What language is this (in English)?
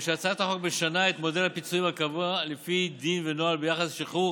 Hebrew